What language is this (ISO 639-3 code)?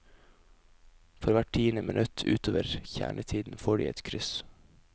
nor